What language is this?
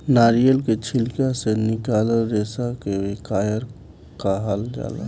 Bhojpuri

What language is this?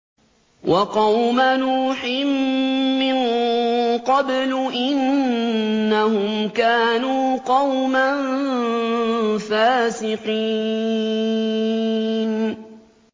Arabic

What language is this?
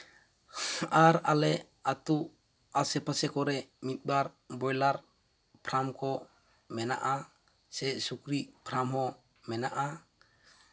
Santali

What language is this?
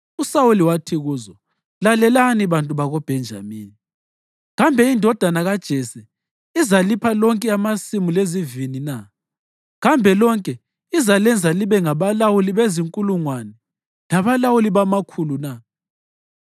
North Ndebele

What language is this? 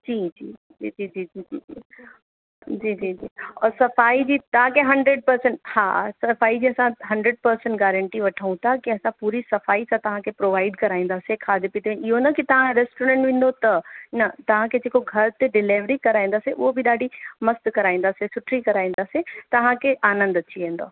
Sindhi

